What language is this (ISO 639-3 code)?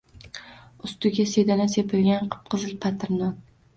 uzb